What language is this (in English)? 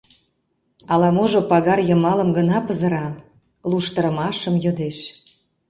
Mari